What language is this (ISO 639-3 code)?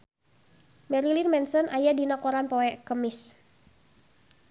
sun